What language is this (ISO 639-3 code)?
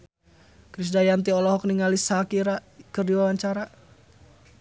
sun